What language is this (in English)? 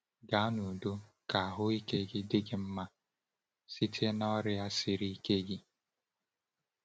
Igbo